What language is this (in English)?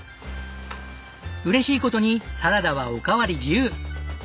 Japanese